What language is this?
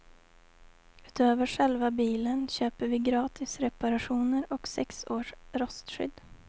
Swedish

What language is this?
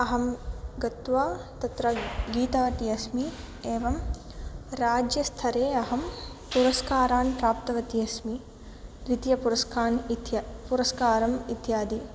Sanskrit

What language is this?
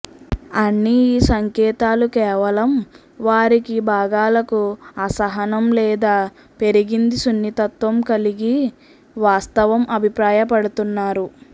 Telugu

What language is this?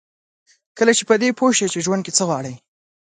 Pashto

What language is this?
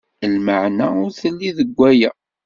Kabyle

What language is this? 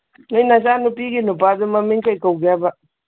Manipuri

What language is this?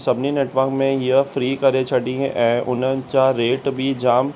Sindhi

